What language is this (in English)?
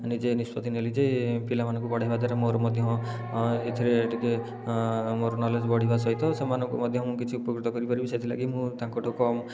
Odia